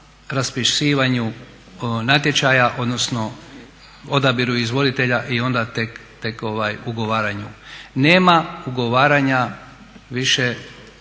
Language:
Croatian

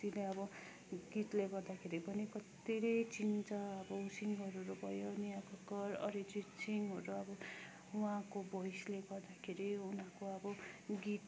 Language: Nepali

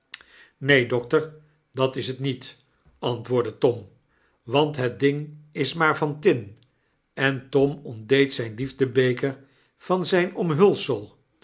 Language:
Dutch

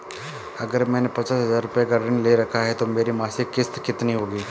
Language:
Hindi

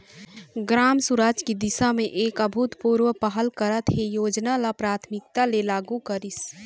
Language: Chhattisgarhi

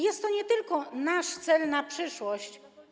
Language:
Polish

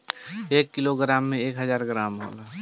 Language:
Bhojpuri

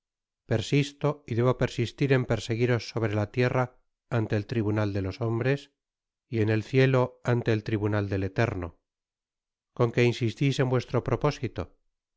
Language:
Spanish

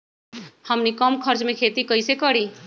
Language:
Magahi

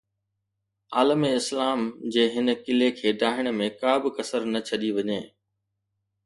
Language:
Sindhi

